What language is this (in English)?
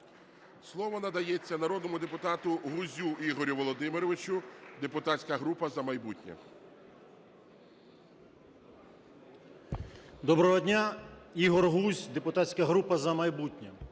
Ukrainian